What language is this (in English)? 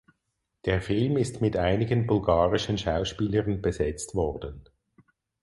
German